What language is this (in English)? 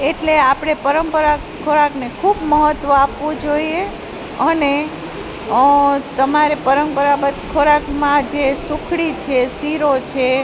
Gujarati